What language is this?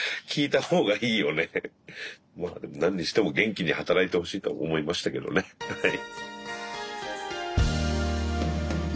Japanese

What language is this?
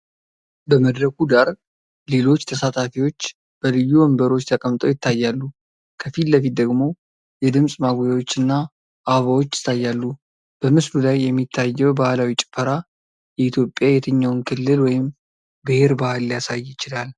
Amharic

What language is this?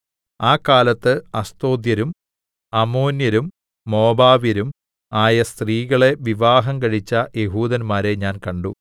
Malayalam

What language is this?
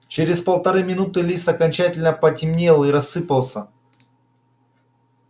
Russian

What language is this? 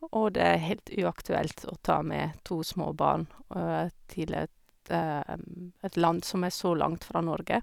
Norwegian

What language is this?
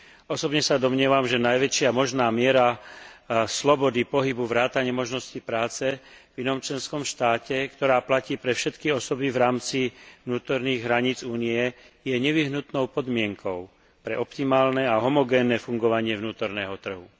Slovak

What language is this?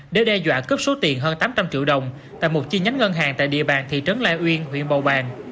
Vietnamese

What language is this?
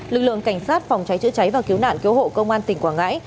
Vietnamese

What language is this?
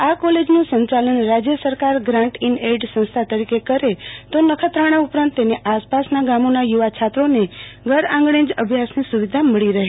Gujarati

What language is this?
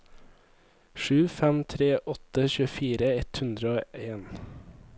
Norwegian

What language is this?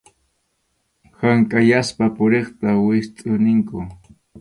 Arequipa-La Unión Quechua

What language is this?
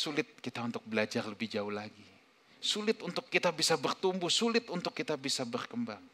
Indonesian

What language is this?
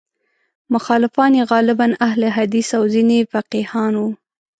Pashto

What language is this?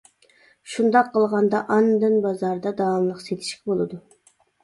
Uyghur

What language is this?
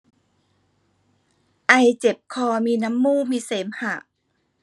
Thai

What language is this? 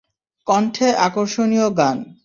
Bangla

